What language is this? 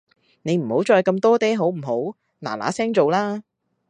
Cantonese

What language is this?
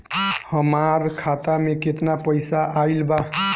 Bhojpuri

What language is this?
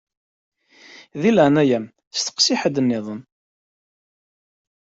Kabyle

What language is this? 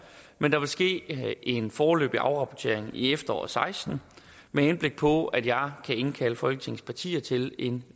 Danish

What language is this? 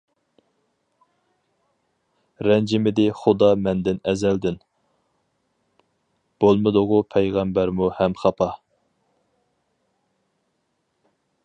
Uyghur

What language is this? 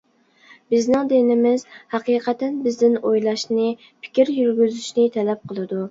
Uyghur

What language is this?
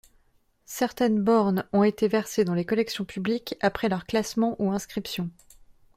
French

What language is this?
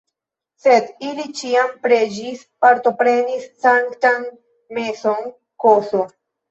Esperanto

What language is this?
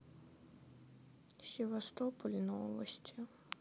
Russian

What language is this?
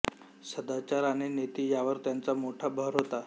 Marathi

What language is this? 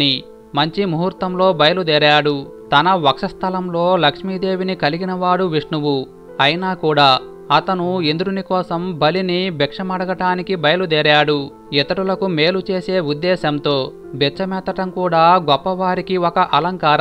Telugu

